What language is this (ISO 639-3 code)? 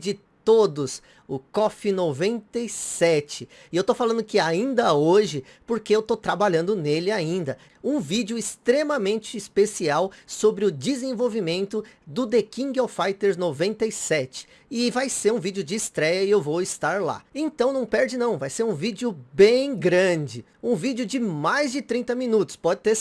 por